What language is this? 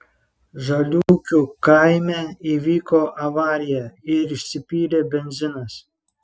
Lithuanian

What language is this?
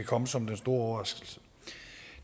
Danish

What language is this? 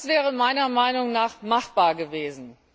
German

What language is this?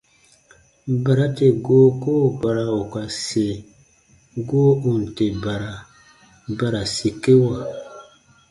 Baatonum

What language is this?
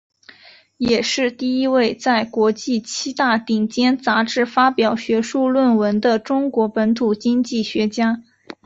Chinese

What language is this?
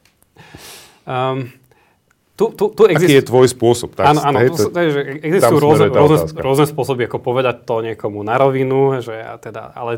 Slovak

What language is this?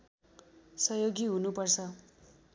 Nepali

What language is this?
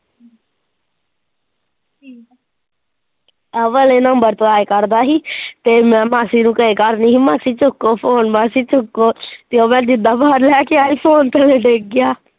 Punjabi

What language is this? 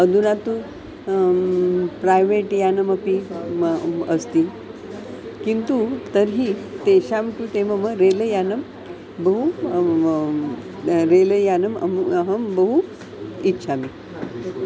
Sanskrit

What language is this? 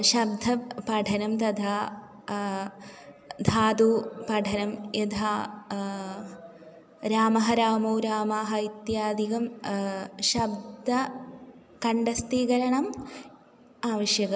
Sanskrit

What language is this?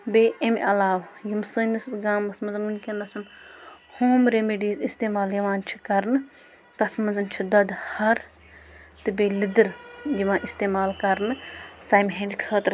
Kashmiri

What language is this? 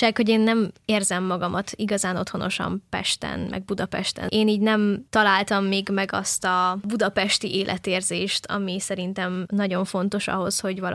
Hungarian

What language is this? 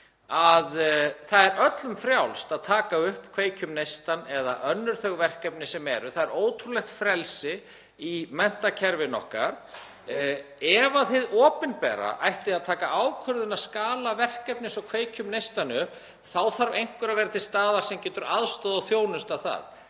Icelandic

